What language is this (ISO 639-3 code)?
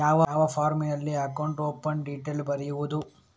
kan